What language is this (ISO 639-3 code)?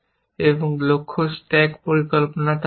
ben